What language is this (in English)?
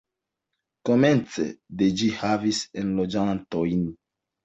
Esperanto